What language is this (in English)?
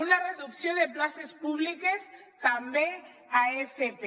Catalan